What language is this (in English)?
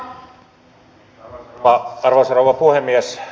Finnish